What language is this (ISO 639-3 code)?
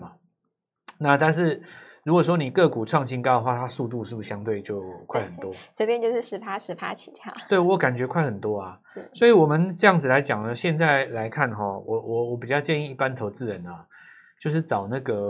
zho